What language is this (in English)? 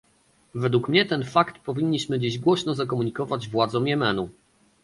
Polish